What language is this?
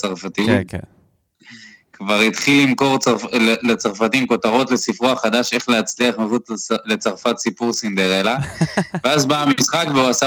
Hebrew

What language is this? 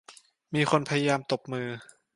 Thai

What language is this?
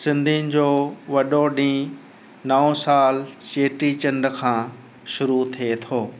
Sindhi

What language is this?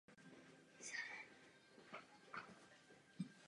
Czech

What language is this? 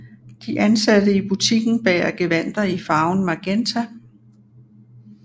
Danish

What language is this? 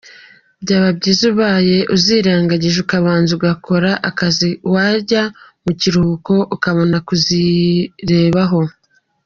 Kinyarwanda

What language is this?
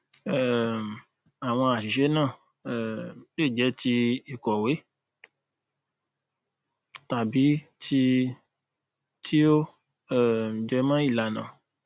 Yoruba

